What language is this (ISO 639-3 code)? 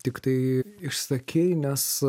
lit